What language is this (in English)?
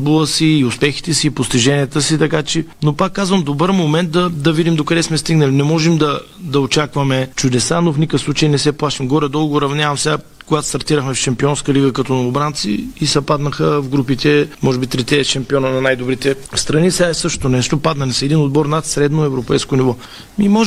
Bulgarian